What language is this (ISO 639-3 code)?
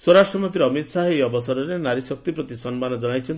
ori